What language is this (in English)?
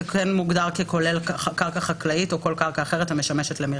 Hebrew